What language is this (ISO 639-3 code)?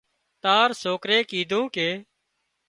kxp